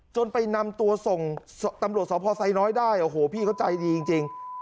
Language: Thai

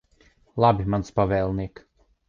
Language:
Latvian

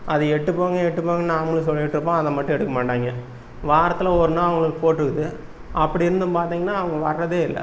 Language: Tamil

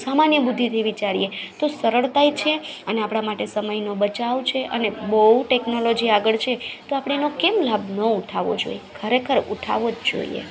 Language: Gujarati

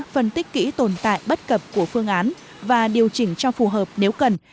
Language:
Vietnamese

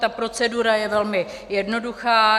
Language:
Czech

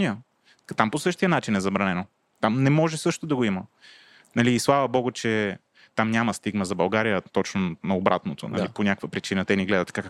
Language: Bulgarian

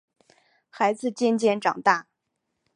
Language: Chinese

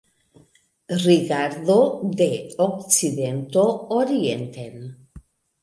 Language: Esperanto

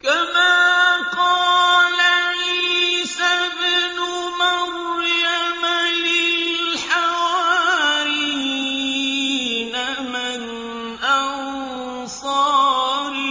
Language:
Arabic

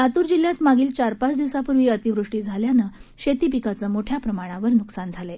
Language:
Marathi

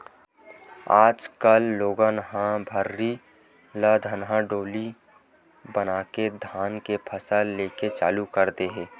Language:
Chhattisgarhi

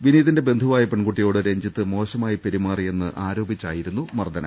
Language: Malayalam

